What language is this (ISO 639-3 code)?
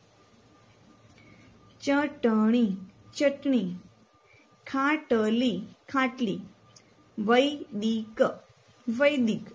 guj